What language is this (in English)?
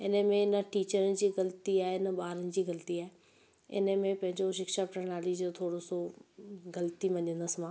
Sindhi